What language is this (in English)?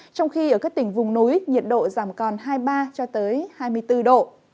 Vietnamese